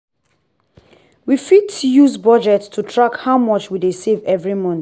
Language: Nigerian Pidgin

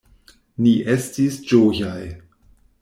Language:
Esperanto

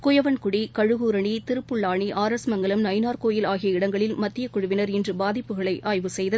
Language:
Tamil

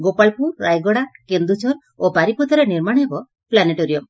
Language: Odia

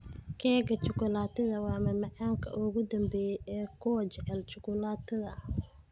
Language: Somali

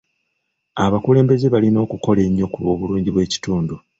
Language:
Ganda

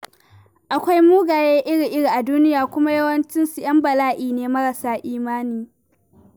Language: Hausa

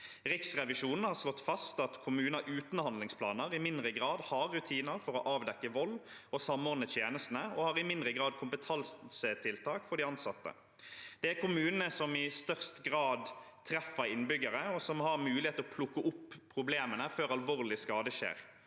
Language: Norwegian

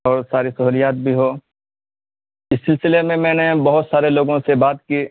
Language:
Urdu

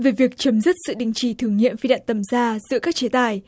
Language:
Vietnamese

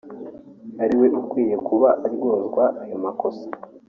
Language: Kinyarwanda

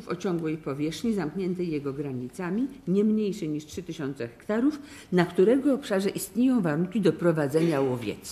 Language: Polish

